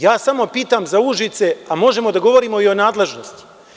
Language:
Serbian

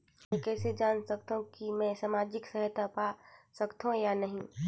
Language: Chhattisgarhi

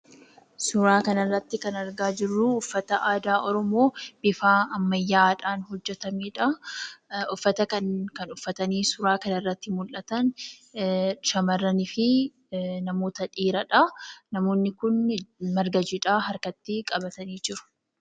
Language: Oromo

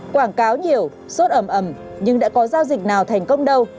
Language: Vietnamese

